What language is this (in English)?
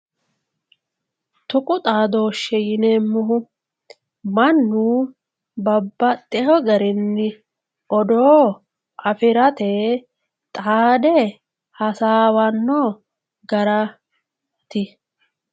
Sidamo